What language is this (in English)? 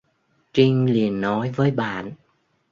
Vietnamese